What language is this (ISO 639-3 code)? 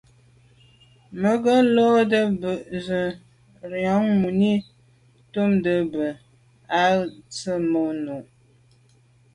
byv